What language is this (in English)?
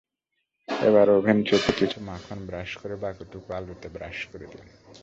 Bangla